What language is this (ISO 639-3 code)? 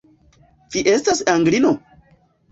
epo